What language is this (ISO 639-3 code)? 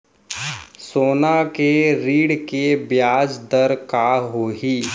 hne